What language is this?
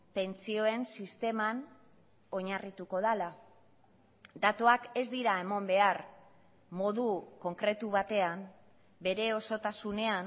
Basque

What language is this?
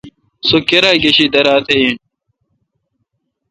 Kalkoti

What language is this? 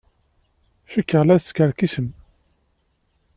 Kabyle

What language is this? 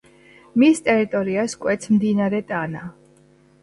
Georgian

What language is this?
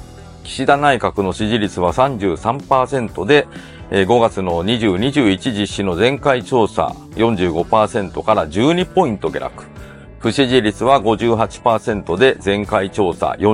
Japanese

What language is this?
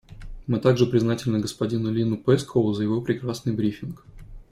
Russian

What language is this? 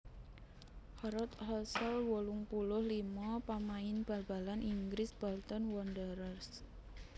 Javanese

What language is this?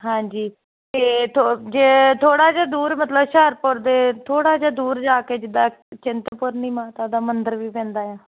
Punjabi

